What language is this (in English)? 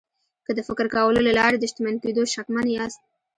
Pashto